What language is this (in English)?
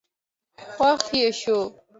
Pashto